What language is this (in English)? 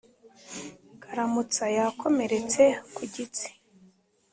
Kinyarwanda